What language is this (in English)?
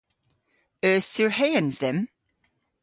Cornish